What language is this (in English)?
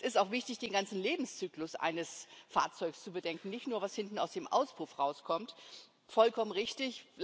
German